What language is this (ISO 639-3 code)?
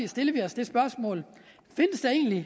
dan